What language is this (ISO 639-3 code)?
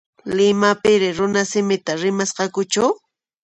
qxp